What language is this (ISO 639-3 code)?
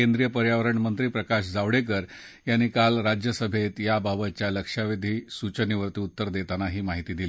mar